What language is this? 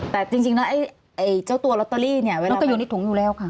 Thai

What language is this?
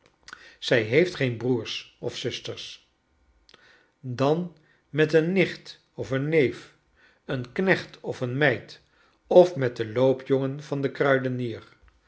Dutch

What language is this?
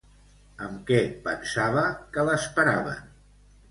Catalan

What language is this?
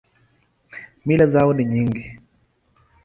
Swahili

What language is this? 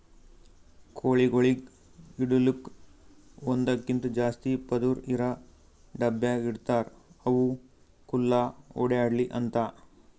Kannada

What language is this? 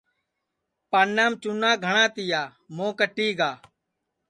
Sansi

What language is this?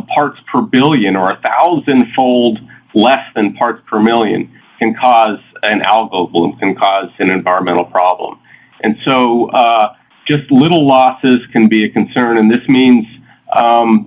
English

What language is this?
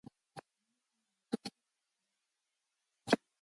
Mongolian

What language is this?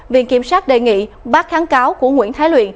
Vietnamese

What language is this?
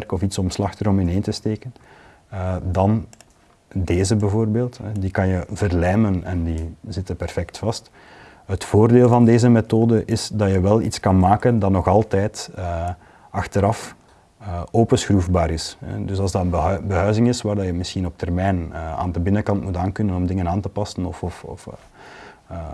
Dutch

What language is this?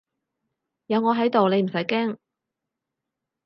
Cantonese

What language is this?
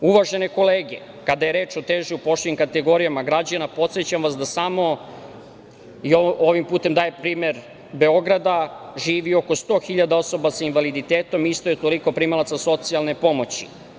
Serbian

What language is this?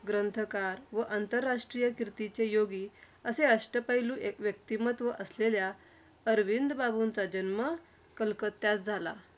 Marathi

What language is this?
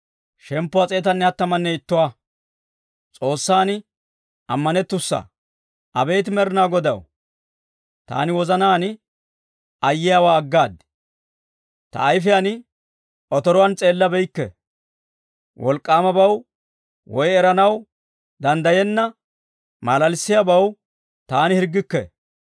Dawro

